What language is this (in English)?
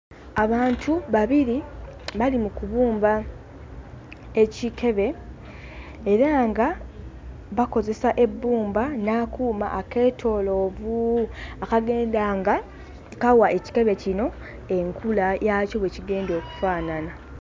Ganda